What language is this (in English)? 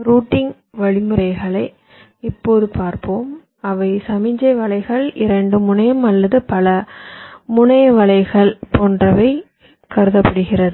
Tamil